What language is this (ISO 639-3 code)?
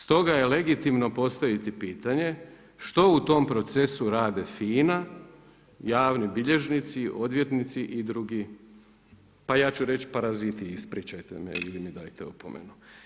hrv